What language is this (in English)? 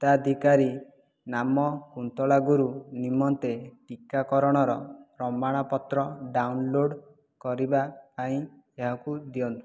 Odia